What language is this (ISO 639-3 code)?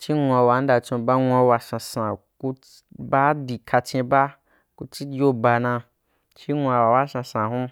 juk